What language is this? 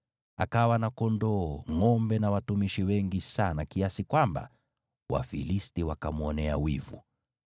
Swahili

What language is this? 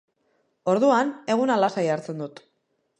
Basque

